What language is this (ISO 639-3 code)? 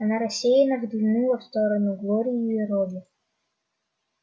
rus